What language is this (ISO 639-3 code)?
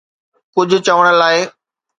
snd